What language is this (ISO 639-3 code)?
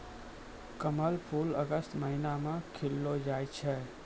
mai